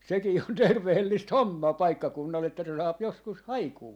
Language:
Finnish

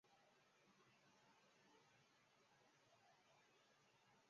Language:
Chinese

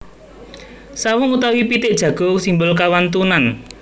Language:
Javanese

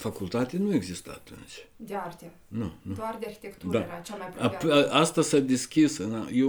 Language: Romanian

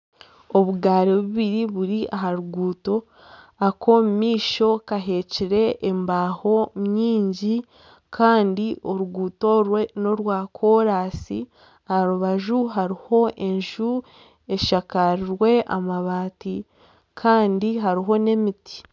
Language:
Nyankole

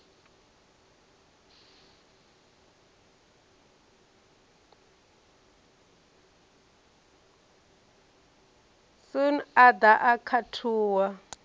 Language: Venda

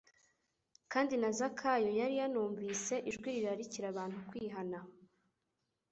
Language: Kinyarwanda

